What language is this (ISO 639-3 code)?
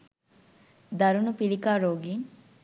sin